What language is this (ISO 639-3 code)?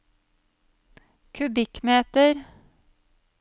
nor